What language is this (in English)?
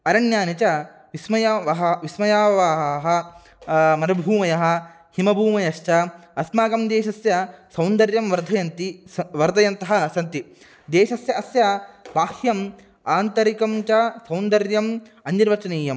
Sanskrit